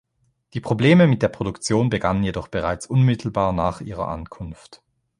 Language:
German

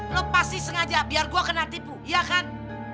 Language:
Indonesian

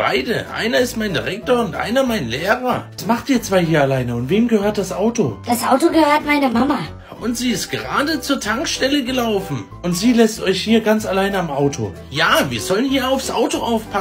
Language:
German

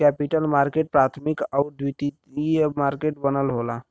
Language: Bhojpuri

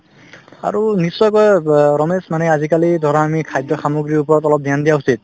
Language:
Assamese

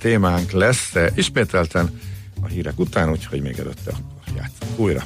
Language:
Hungarian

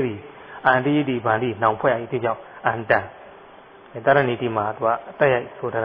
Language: Thai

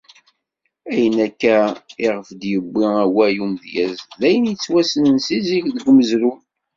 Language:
Kabyle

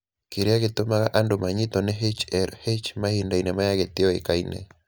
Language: Kikuyu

